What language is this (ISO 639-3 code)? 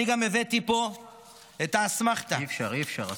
heb